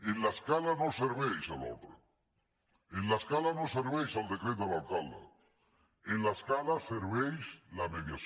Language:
Catalan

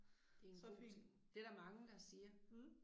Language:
Danish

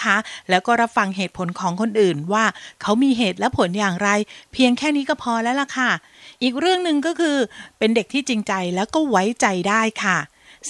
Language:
Thai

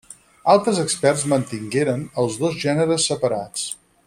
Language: Catalan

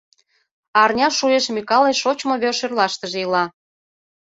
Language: Mari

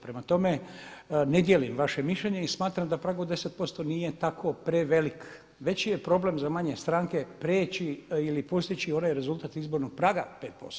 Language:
Croatian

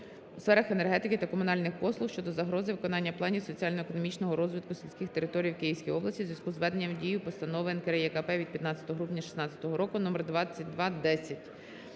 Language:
Ukrainian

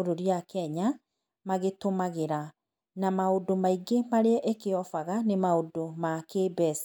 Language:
Kikuyu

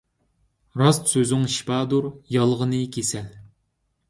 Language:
Uyghur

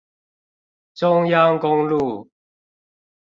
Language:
Chinese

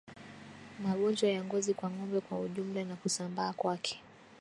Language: Swahili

